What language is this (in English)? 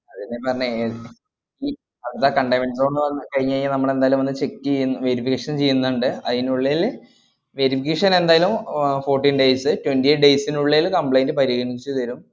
Malayalam